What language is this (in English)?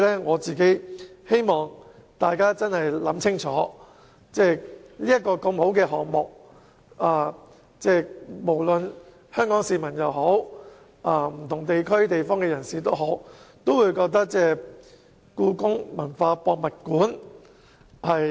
Cantonese